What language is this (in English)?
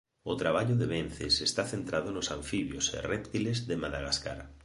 Galician